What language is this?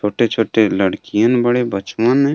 Bhojpuri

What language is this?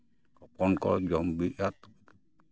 Santali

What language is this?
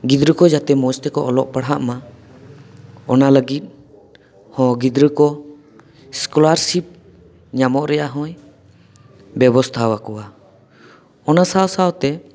Santali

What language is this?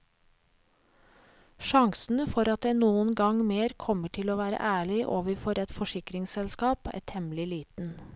Norwegian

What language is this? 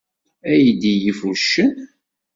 Kabyle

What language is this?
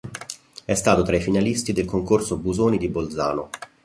Italian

